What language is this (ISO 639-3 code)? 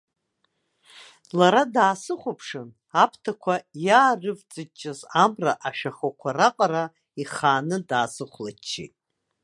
abk